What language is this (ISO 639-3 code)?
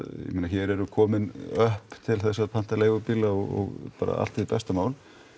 isl